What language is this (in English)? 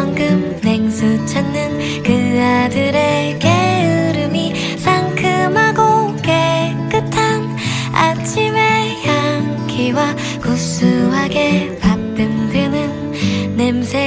Korean